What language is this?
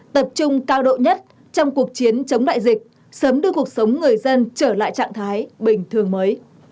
Vietnamese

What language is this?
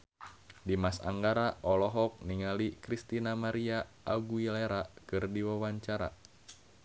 Sundanese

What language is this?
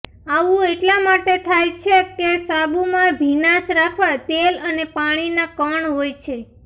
Gujarati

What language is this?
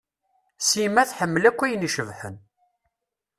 Kabyle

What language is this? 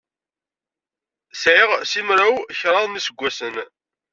Kabyle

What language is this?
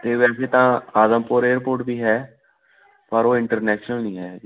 Punjabi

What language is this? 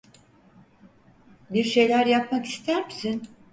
Turkish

